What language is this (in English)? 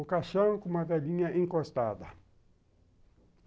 Portuguese